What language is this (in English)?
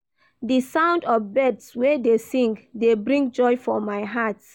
Nigerian Pidgin